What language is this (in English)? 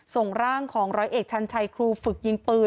Thai